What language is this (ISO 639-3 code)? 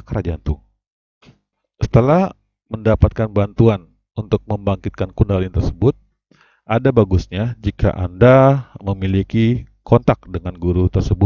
ind